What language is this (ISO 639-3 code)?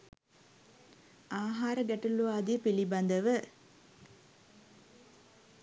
sin